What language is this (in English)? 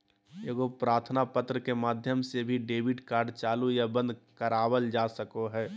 Magahi